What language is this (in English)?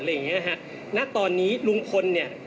Thai